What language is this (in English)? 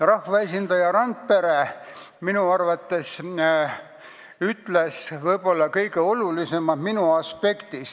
Estonian